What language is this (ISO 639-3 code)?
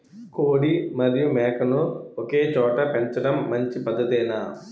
tel